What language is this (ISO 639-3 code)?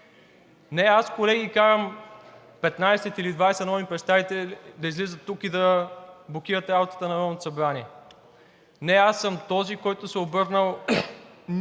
bul